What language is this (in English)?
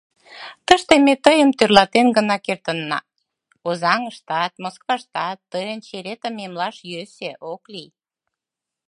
Mari